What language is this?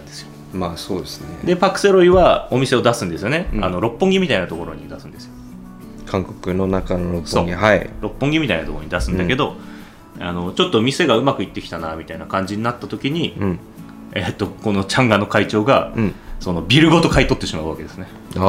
Japanese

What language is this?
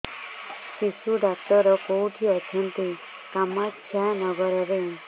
Odia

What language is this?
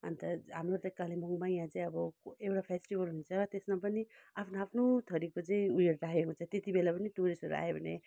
Nepali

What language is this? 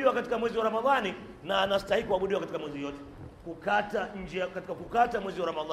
Swahili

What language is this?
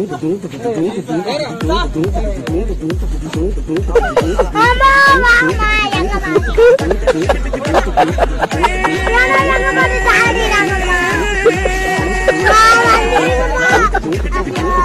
Romanian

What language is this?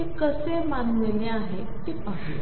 Marathi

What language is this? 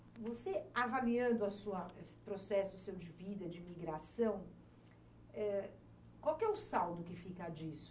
Portuguese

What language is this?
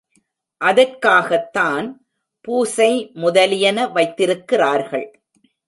Tamil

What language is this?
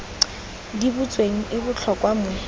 Tswana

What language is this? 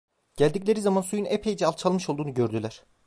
Turkish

